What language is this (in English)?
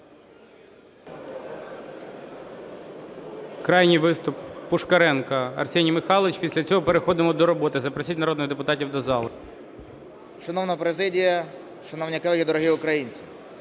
Ukrainian